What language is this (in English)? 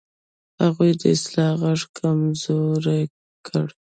Pashto